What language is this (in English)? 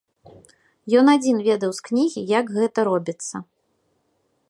Belarusian